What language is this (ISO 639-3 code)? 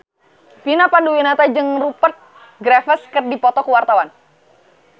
sun